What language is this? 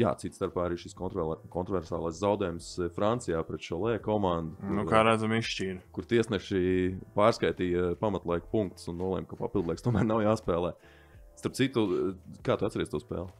Latvian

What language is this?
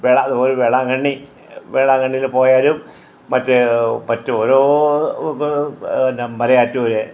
Malayalam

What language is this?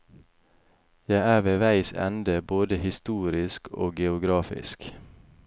Norwegian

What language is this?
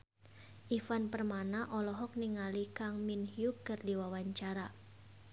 Sundanese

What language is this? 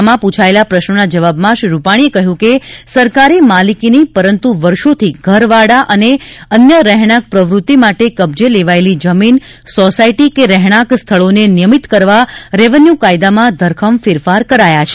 Gujarati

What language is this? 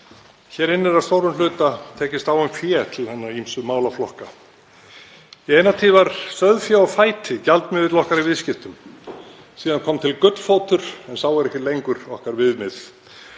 Icelandic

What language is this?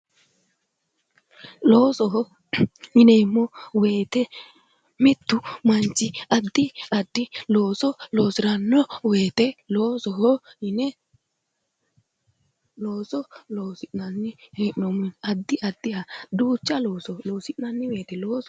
Sidamo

